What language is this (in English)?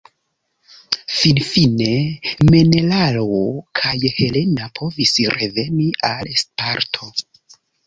Esperanto